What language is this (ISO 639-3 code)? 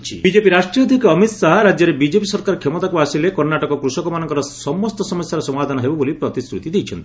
ori